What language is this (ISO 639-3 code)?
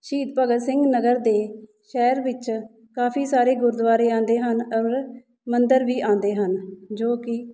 pan